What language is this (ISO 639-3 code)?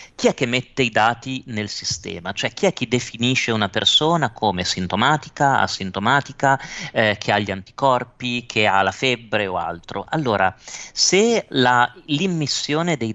ita